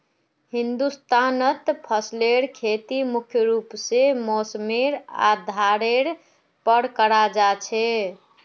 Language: Magahi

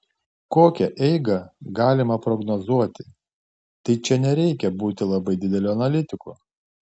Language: Lithuanian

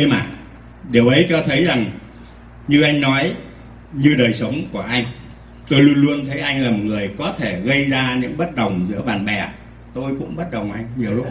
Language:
Vietnamese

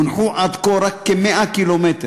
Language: Hebrew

